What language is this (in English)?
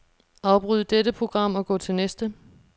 Danish